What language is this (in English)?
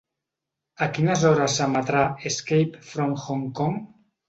Catalan